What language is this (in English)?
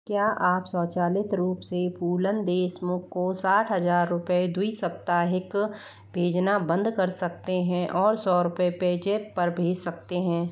Hindi